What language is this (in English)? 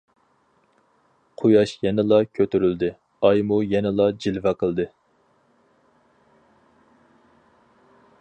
Uyghur